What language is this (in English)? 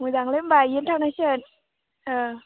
Bodo